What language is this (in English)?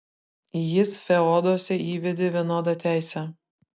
Lithuanian